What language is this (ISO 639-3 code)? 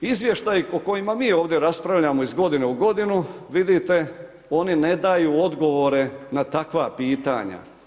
hrv